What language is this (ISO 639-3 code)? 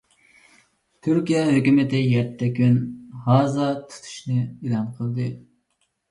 uig